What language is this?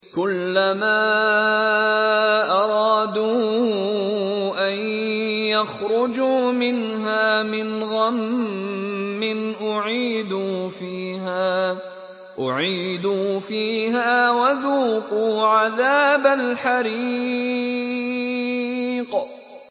Arabic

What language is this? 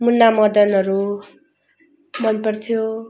Nepali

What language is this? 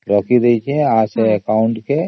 Odia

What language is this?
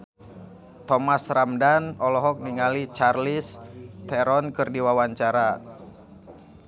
Sundanese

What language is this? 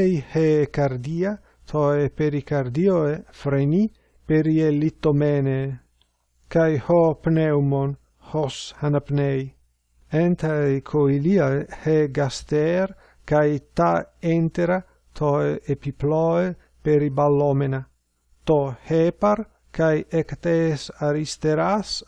Greek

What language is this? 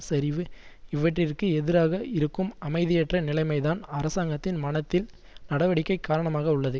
Tamil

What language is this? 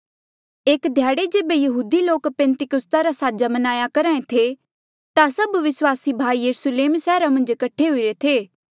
Mandeali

